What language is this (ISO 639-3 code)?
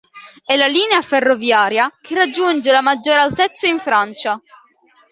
ita